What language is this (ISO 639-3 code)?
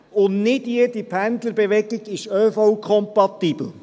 gsw